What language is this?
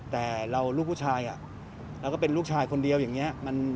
Thai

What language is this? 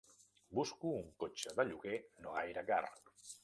Catalan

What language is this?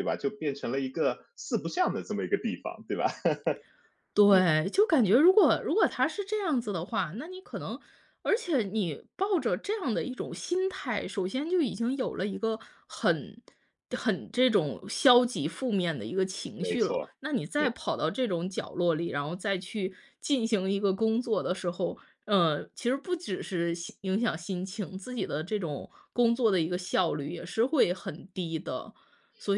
Chinese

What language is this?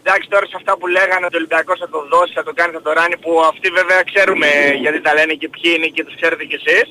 Greek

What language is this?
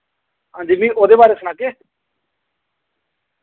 Dogri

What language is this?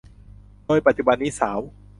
Thai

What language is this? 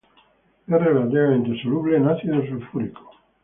Spanish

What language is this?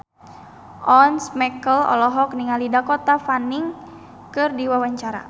Sundanese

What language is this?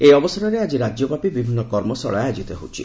Odia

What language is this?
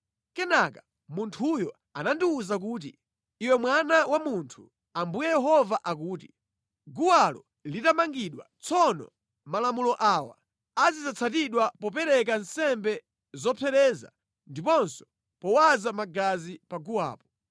Nyanja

